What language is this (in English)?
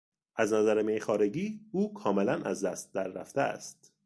Persian